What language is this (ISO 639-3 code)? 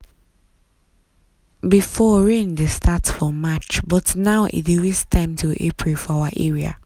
pcm